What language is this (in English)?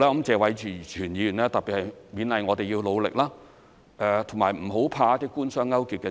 Cantonese